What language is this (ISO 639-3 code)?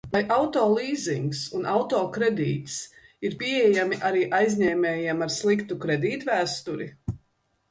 lav